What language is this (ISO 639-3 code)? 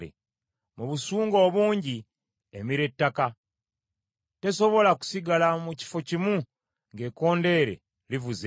lug